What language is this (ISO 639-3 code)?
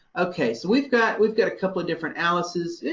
eng